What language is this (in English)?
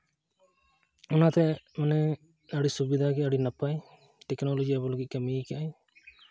Santali